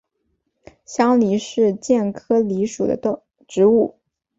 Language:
Chinese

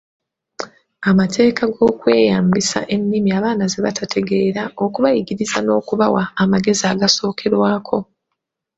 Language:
Ganda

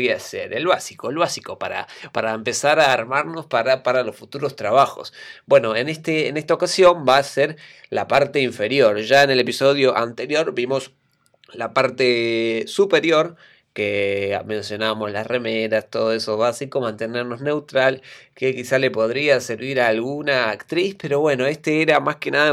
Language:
Spanish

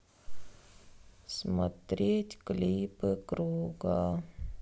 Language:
Russian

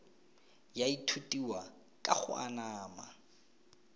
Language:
Tswana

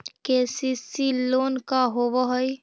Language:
Magahi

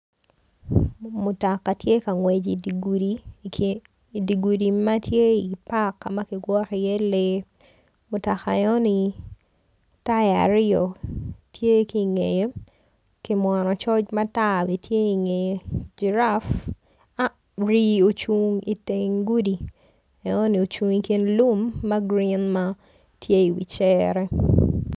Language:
Acoli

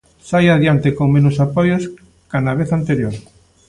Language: Galician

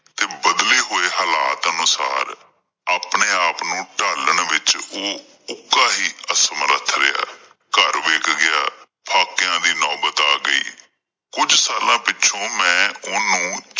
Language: Punjabi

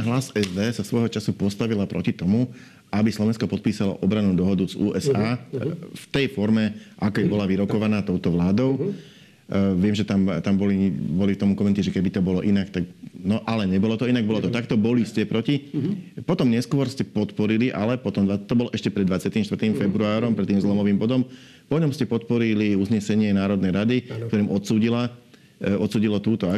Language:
Slovak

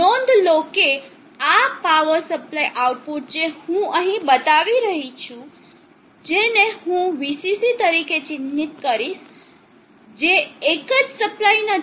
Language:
Gujarati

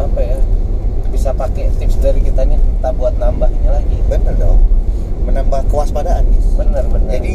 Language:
Indonesian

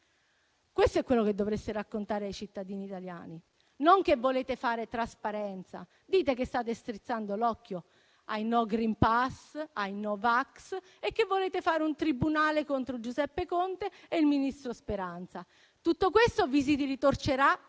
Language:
Italian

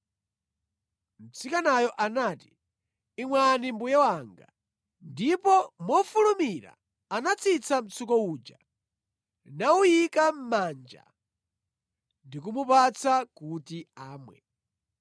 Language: Nyanja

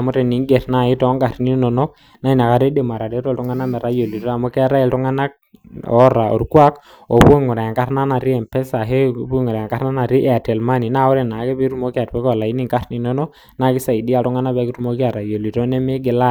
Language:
Masai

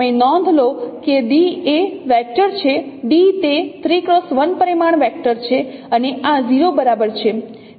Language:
Gujarati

